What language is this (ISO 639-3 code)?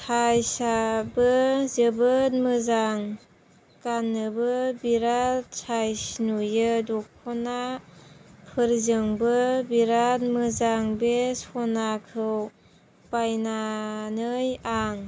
brx